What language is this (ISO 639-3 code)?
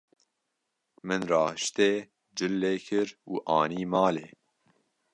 kur